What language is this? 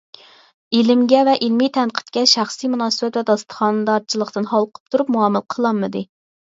Uyghur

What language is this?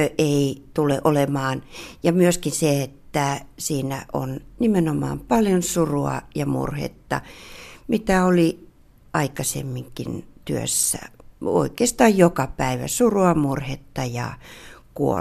Finnish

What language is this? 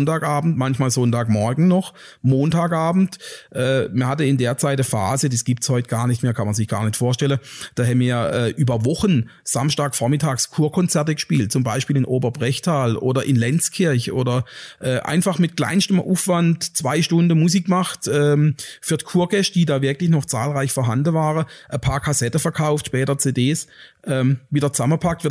German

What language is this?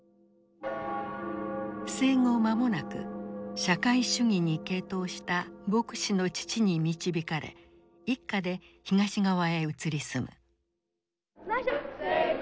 Japanese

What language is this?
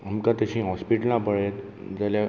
Konkani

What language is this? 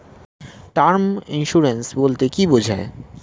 Bangla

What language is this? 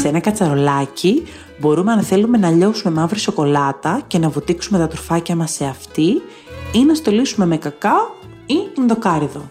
Greek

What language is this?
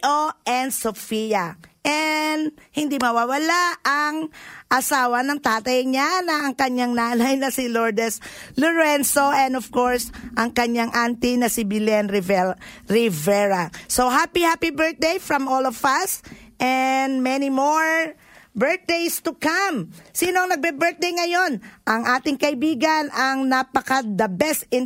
Filipino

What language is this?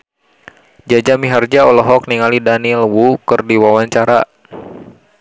Sundanese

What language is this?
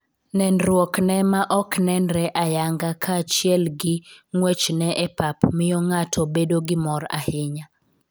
Luo (Kenya and Tanzania)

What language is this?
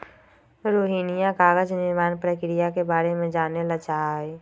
Magahi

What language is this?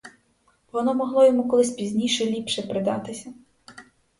Ukrainian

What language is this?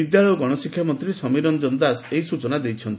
Odia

